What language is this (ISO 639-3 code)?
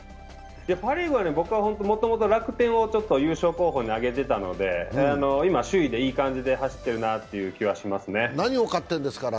jpn